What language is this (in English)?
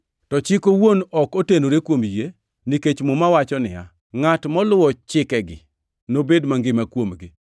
Luo (Kenya and Tanzania)